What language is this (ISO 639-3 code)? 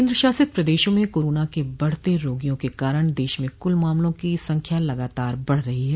hin